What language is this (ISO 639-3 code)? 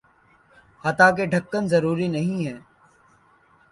urd